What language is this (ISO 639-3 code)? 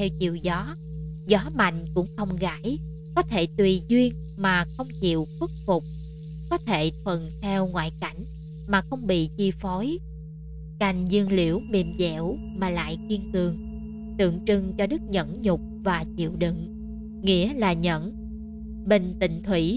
vie